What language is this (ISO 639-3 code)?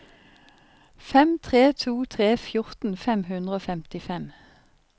nor